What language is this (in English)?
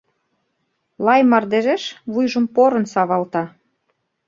Mari